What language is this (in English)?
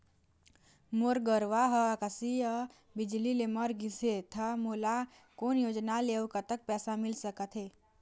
Chhattisgarhi